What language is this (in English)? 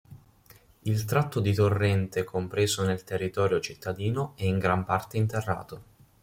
Italian